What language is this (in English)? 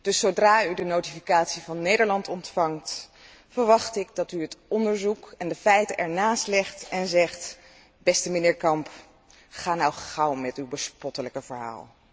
Dutch